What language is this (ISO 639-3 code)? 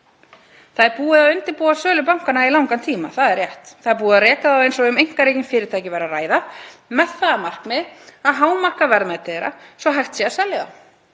isl